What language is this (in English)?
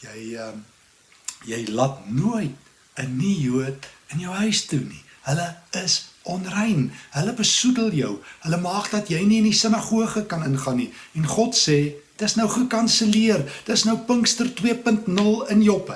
Dutch